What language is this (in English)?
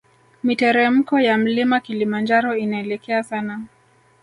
Swahili